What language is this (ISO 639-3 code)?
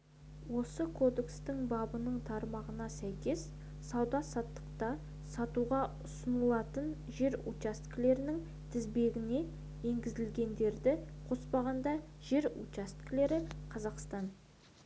kaz